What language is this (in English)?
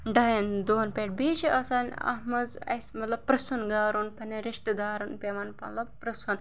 Kashmiri